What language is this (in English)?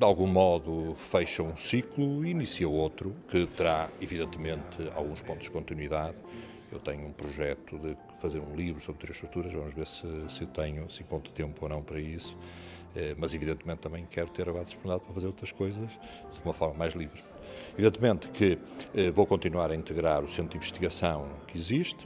Portuguese